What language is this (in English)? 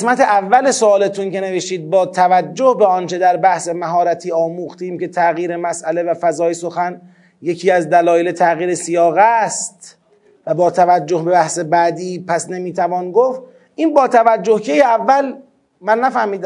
Persian